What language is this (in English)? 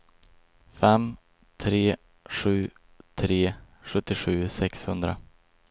Swedish